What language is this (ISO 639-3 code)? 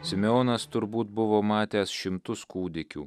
lit